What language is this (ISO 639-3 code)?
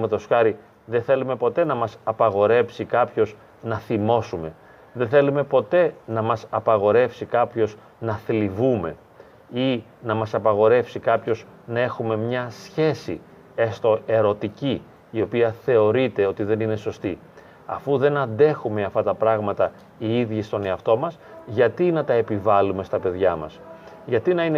ell